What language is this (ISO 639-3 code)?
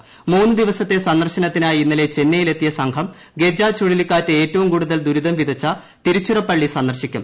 mal